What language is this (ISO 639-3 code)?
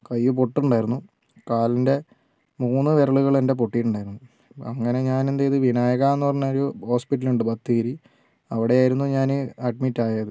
mal